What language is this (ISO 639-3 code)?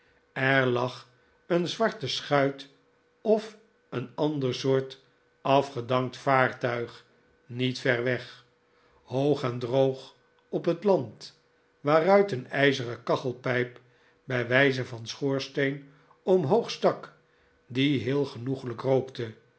nld